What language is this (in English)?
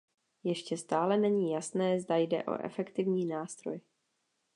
Czech